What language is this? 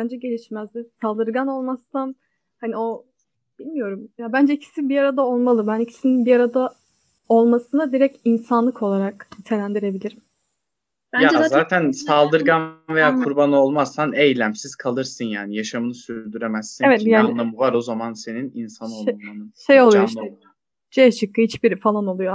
Turkish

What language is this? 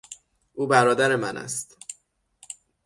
Persian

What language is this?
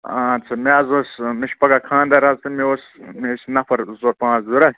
Kashmiri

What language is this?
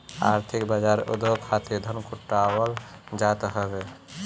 Bhojpuri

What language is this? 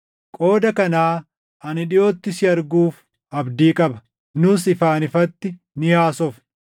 Oromo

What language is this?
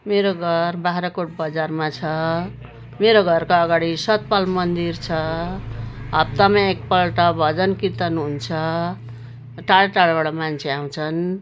Nepali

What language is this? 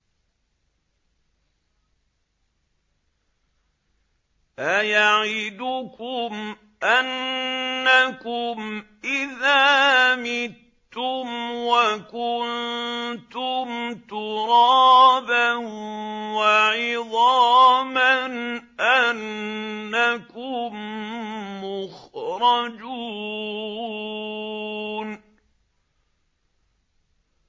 Arabic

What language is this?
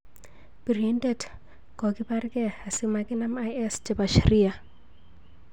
Kalenjin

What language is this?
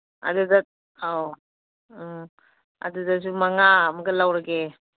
Manipuri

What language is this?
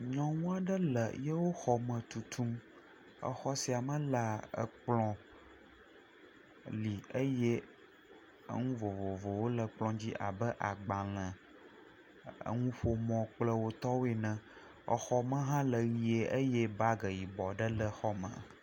Ewe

